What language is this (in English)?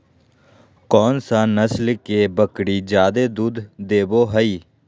Magahi